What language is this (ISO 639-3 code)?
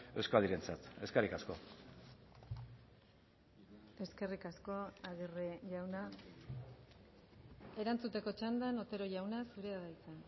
eus